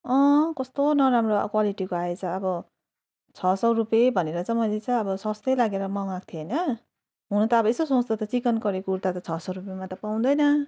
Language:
Nepali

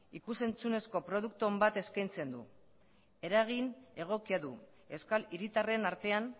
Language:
Basque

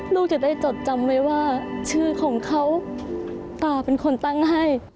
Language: Thai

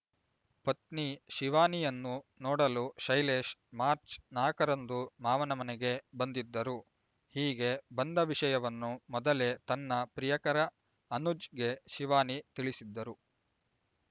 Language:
Kannada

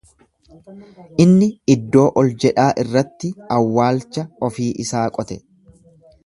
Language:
Oromo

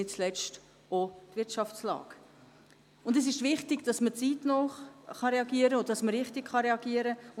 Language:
Swiss German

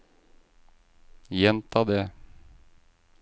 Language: Norwegian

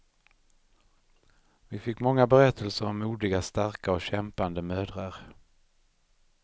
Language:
Swedish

